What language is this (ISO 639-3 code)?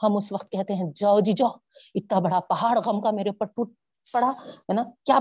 urd